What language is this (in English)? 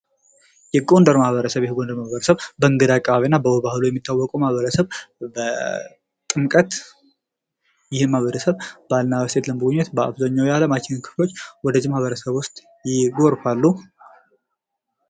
Amharic